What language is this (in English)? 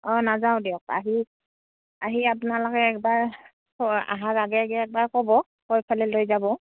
Assamese